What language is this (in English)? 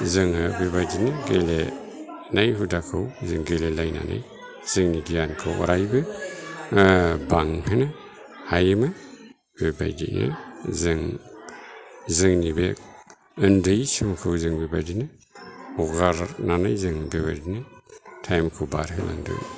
Bodo